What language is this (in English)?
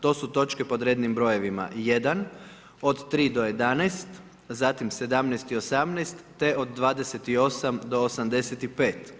Croatian